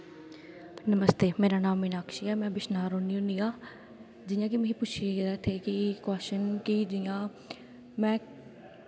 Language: Dogri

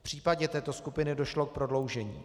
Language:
Czech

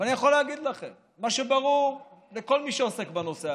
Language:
Hebrew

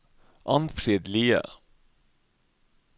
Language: Norwegian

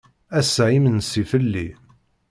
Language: Kabyle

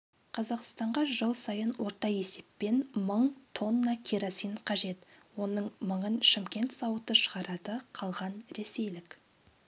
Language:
Kazakh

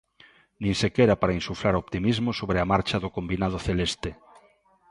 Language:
Galician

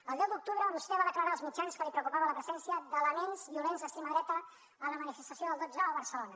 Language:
Catalan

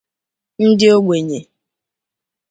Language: Igbo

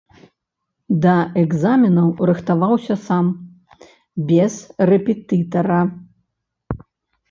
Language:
Belarusian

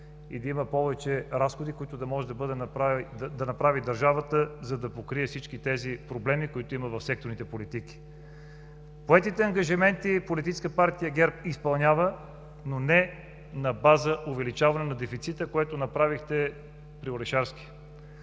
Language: Bulgarian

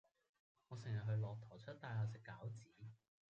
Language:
Cantonese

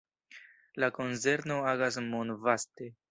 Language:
Esperanto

